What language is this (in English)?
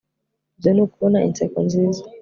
Kinyarwanda